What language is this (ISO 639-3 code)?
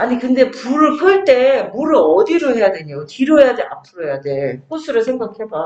kor